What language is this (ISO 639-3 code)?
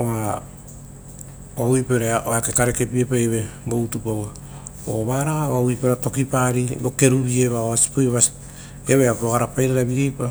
roo